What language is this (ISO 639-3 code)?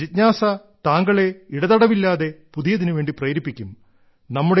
mal